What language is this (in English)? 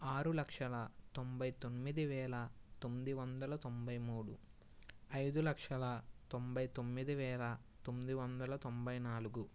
Telugu